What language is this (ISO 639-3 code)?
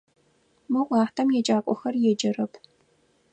ady